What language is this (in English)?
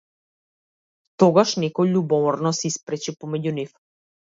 Macedonian